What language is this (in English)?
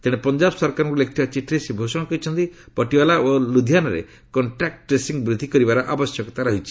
Odia